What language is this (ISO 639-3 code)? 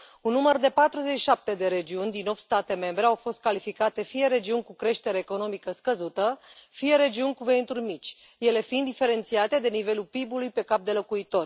ron